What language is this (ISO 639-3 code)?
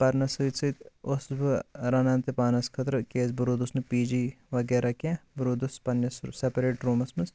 kas